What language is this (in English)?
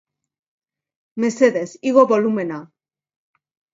Basque